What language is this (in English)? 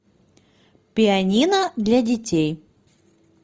Russian